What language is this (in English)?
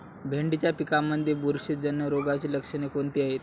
Marathi